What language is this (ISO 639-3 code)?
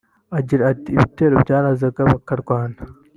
kin